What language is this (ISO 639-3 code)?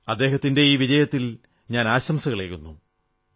mal